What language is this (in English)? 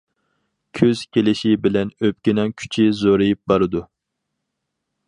Uyghur